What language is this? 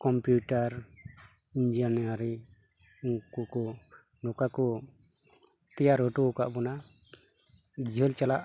Santali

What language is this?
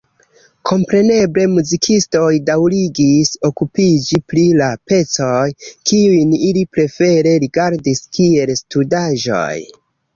Esperanto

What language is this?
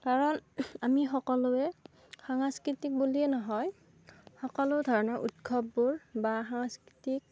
Assamese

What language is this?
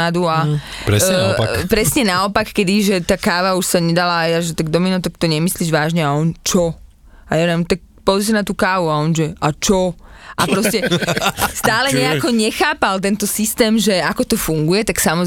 Slovak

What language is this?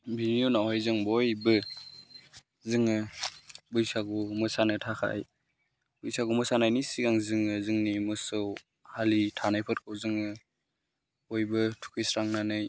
Bodo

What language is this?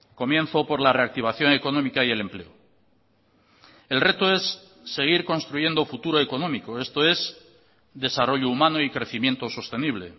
Spanish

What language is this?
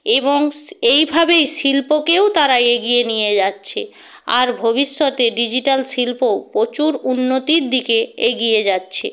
Bangla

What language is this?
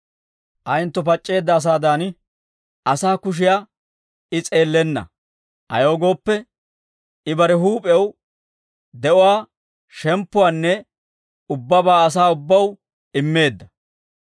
Dawro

